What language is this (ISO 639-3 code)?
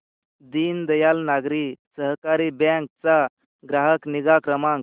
mar